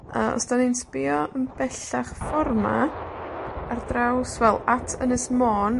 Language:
Welsh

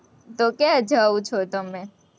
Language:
Gujarati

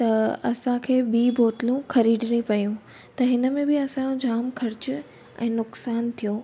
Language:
Sindhi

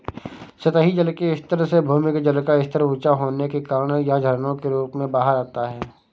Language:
Hindi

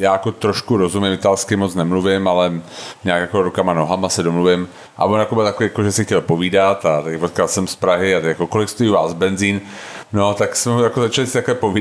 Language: Czech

